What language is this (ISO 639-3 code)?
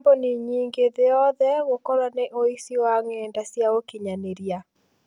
kik